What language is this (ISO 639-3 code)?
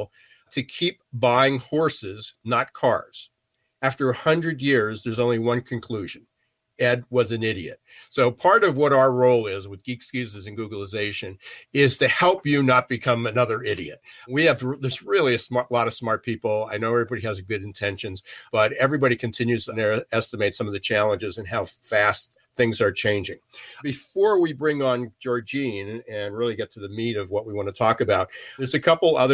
eng